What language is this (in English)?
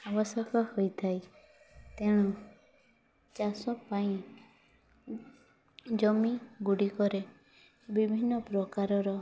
Odia